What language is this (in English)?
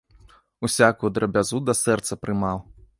Belarusian